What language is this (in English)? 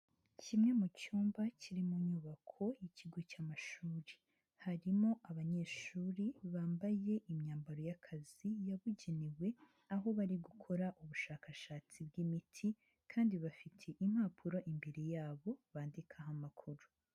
Kinyarwanda